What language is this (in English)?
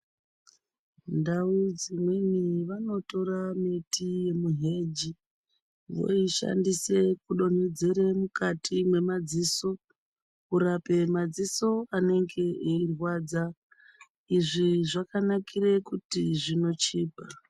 Ndau